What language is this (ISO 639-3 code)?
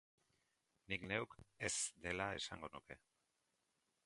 eus